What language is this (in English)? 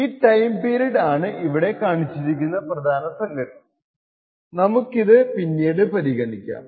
Malayalam